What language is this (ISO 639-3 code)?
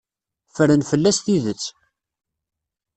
kab